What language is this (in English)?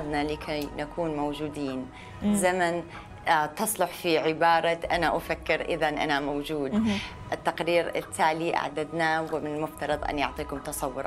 Arabic